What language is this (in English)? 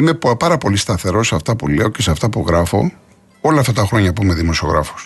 Greek